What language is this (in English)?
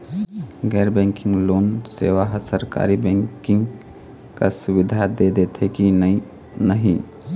Chhattisgarhi